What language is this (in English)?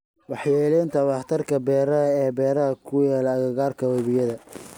Somali